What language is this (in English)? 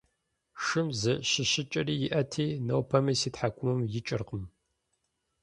Kabardian